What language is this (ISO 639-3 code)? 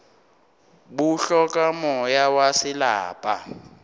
nso